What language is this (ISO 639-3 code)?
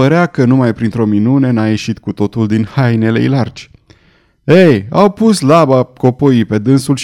ron